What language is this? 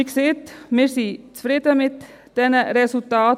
Swiss German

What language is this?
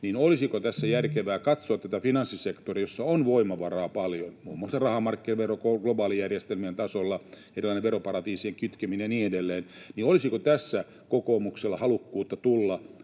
Finnish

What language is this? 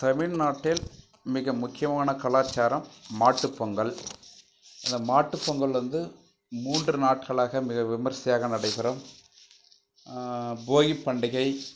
Tamil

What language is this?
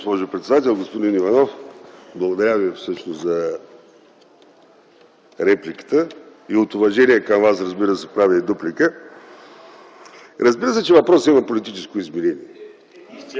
Bulgarian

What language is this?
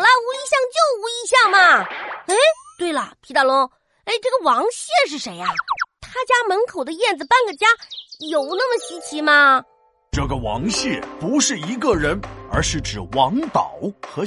Chinese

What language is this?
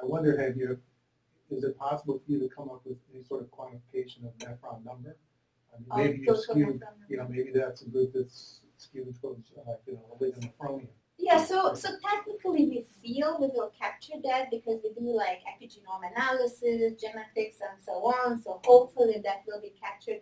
English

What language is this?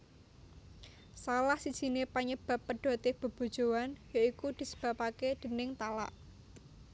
Javanese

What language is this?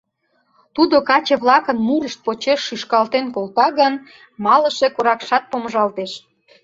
Mari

